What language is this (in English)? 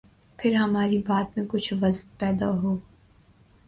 Urdu